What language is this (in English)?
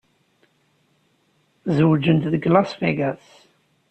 Kabyle